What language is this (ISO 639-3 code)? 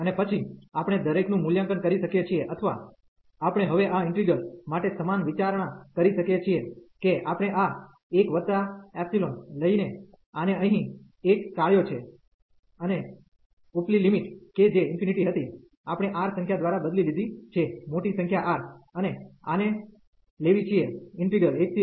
guj